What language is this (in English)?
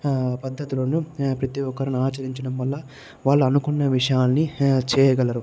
Telugu